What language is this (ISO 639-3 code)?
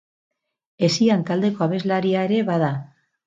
eus